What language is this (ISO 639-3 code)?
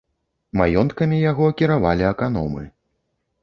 bel